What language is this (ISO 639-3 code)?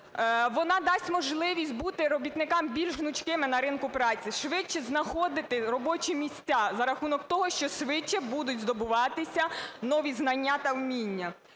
ukr